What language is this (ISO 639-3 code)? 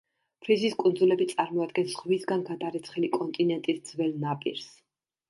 kat